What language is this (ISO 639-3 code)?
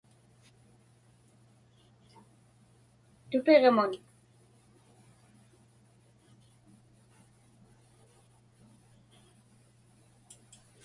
ipk